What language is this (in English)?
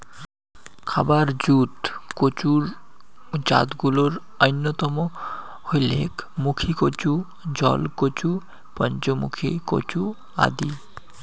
Bangla